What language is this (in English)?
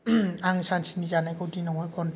Bodo